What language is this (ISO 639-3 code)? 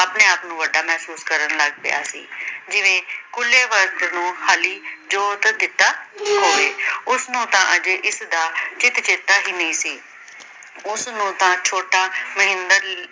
pan